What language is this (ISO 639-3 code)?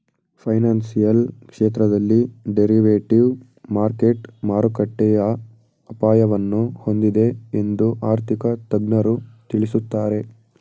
kan